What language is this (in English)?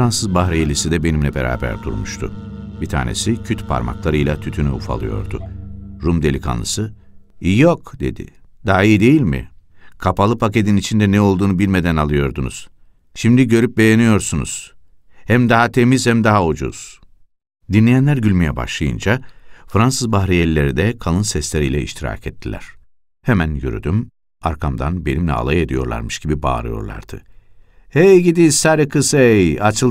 Turkish